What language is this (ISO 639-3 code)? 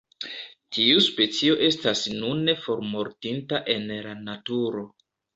epo